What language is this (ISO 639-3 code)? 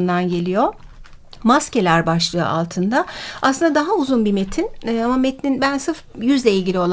tur